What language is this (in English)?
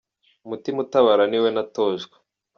Kinyarwanda